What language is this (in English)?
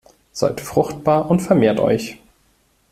German